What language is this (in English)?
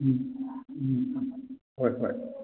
Manipuri